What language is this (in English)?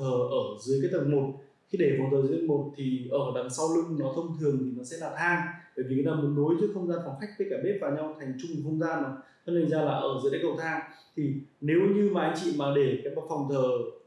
Vietnamese